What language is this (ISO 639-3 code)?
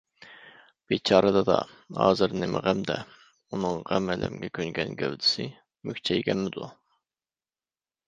uig